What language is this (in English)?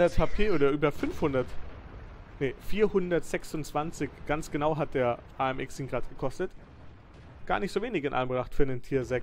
German